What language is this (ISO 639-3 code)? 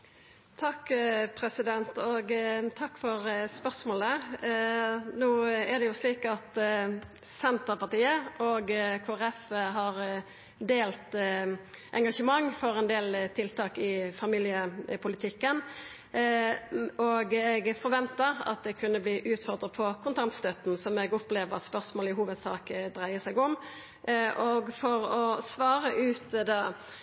nno